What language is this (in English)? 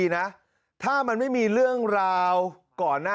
Thai